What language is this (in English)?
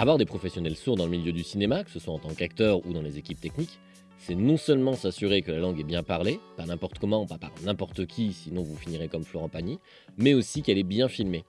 French